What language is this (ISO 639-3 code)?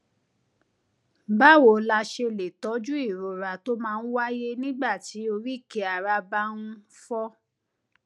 yor